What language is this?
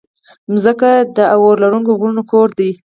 Pashto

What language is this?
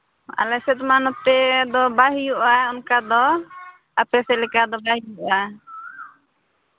Santali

